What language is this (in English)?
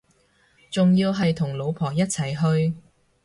Cantonese